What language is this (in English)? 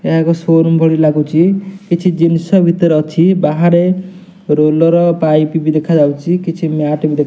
Odia